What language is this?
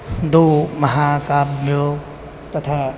Sanskrit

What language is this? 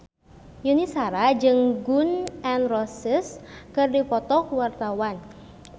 Sundanese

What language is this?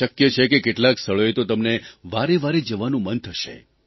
Gujarati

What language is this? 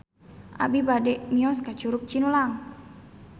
Sundanese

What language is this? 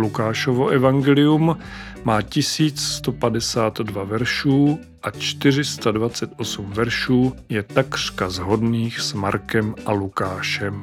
Czech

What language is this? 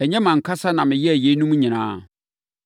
Akan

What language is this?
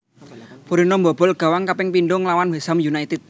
Javanese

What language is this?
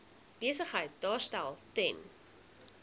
Afrikaans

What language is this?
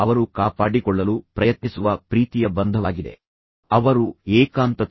Kannada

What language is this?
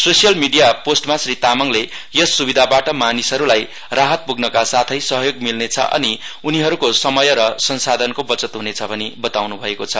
Nepali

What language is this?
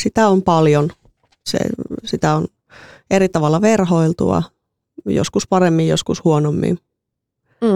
Finnish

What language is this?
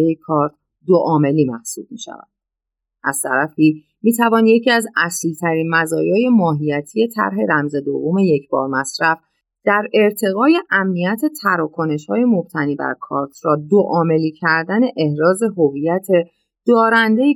Persian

